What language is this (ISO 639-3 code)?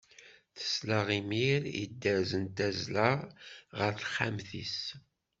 kab